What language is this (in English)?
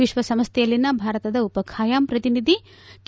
Kannada